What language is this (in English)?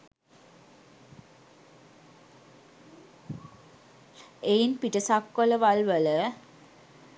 Sinhala